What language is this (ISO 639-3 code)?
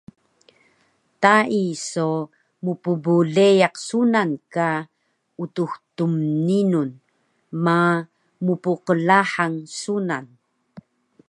trv